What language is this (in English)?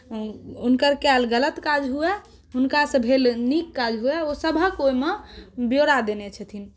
Maithili